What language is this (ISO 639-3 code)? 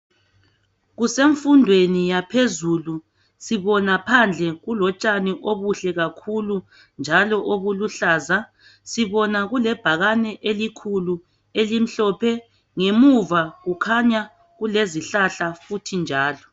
nde